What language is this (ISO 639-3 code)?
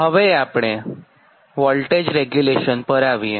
guj